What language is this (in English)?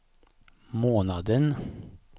Swedish